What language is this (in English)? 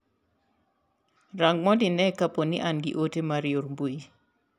Luo (Kenya and Tanzania)